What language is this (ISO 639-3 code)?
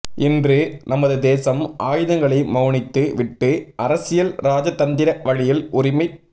tam